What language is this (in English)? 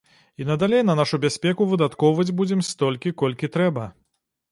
Belarusian